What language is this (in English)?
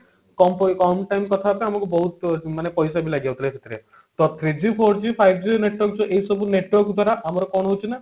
Odia